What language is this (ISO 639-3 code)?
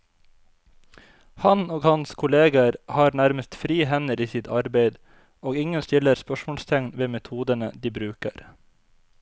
nor